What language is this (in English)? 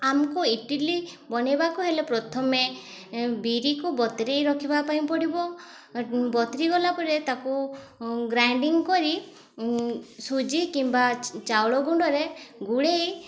Odia